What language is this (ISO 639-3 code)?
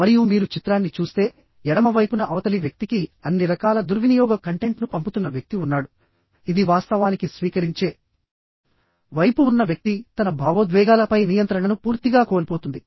tel